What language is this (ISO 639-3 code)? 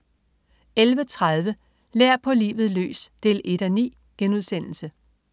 dan